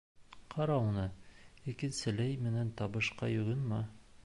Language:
Bashkir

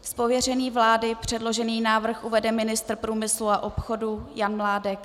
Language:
Czech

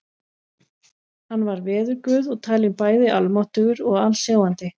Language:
Icelandic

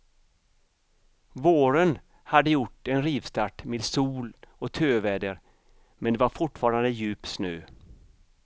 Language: Swedish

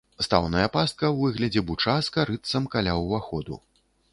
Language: Belarusian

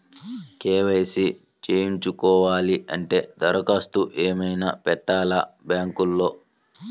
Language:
Telugu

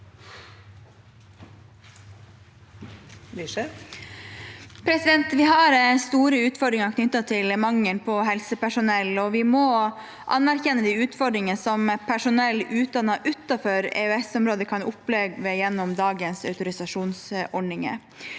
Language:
Norwegian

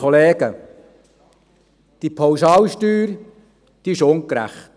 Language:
Swiss German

